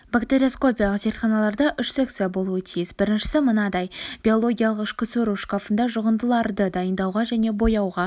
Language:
Kazakh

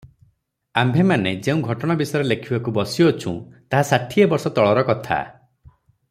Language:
Odia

